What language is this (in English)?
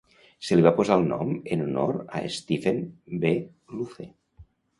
Catalan